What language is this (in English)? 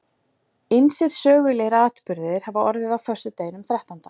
Icelandic